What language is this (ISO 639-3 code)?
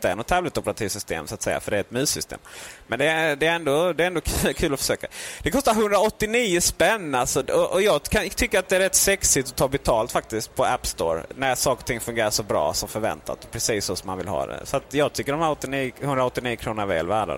swe